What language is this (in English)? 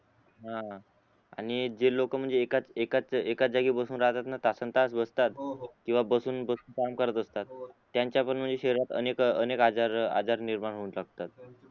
Marathi